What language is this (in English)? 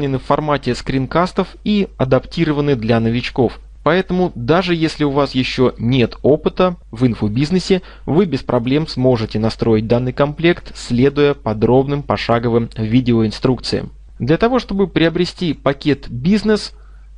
Russian